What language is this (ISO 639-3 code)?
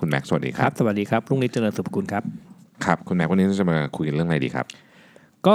tha